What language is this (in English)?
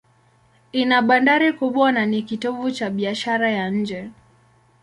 Swahili